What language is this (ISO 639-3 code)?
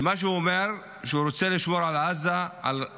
heb